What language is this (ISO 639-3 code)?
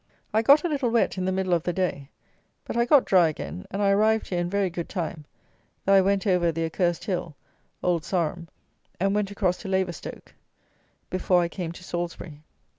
eng